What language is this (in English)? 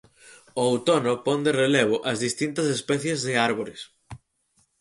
Galician